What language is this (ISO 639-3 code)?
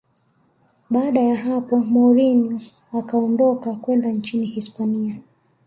swa